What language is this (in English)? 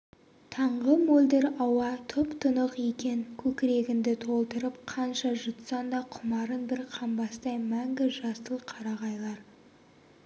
Kazakh